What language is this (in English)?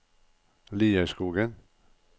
Norwegian